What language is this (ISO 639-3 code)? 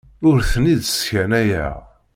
kab